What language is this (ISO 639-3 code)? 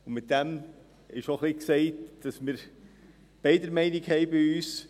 gsw